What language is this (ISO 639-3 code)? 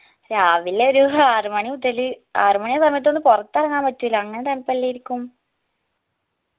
mal